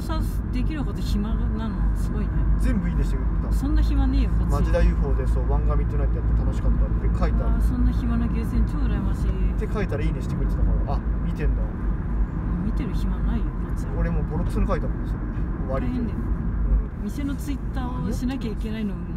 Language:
Japanese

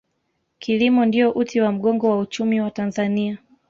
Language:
Swahili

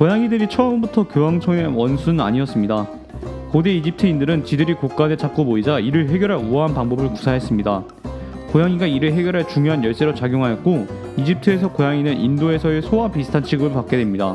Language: Korean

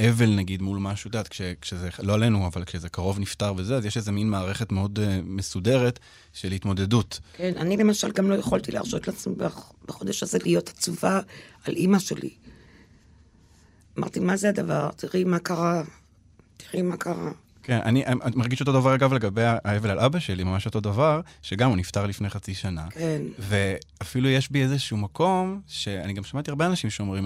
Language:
Hebrew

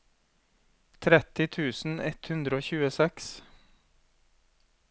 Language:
Norwegian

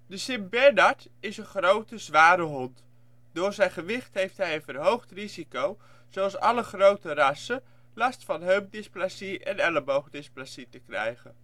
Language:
Dutch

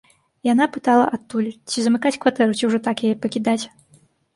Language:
Belarusian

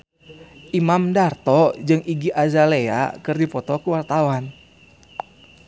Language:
Sundanese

